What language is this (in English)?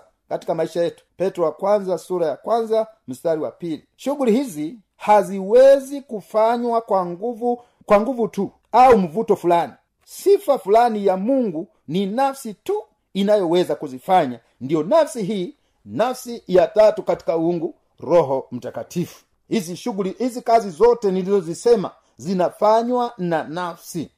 Swahili